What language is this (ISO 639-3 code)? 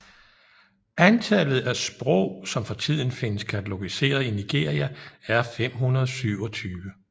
dan